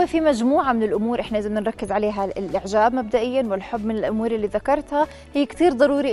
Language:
Arabic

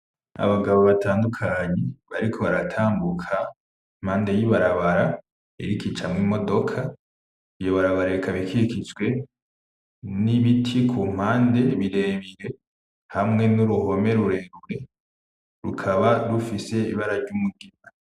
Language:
Rundi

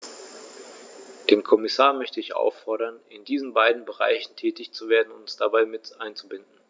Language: German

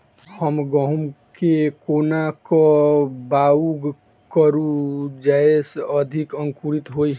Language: Maithili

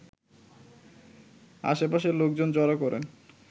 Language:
Bangla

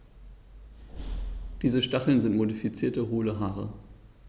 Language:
German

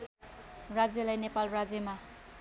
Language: Nepali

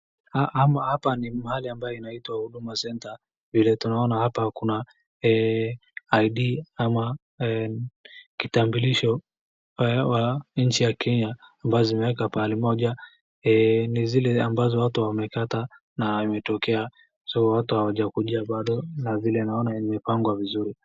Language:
Swahili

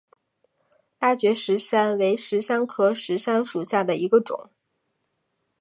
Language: Chinese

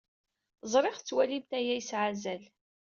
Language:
Kabyle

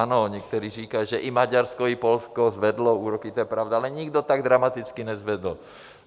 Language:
Czech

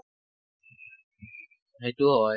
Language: Assamese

